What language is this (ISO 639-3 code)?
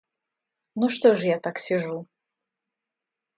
rus